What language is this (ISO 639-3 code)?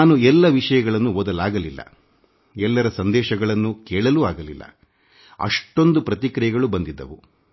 kan